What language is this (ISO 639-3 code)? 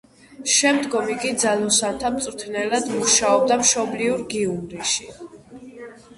kat